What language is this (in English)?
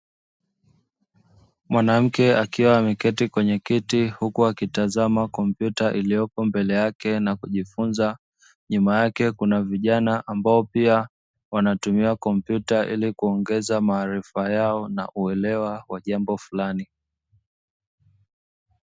Swahili